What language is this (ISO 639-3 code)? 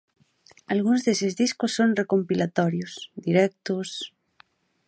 glg